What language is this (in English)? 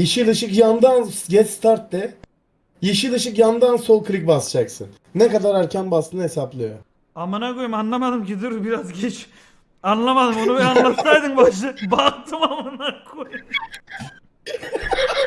Turkish